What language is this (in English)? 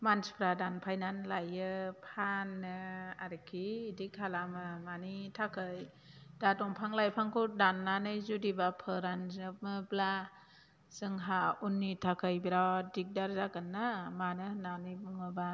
Bodo